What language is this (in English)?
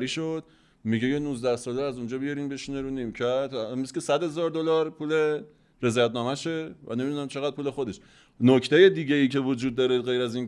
Persian